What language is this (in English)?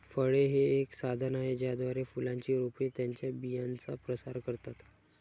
Marathi